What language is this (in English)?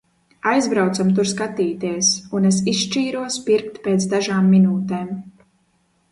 Latvian